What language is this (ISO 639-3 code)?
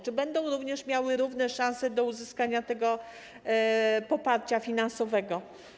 pol